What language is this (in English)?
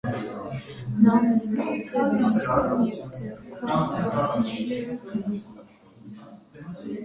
Armenian